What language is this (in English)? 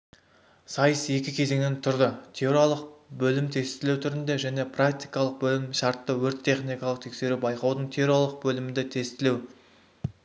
Kazakh